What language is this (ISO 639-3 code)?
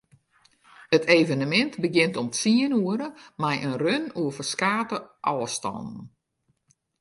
fry